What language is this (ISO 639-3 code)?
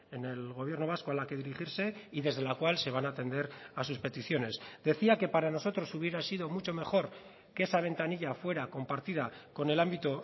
spa